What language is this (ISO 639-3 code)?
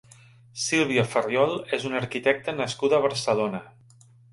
cat